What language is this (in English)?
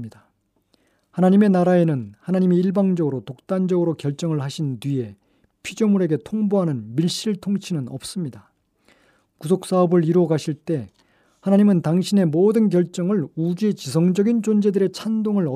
Korean